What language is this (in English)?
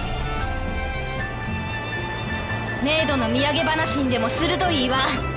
Japanese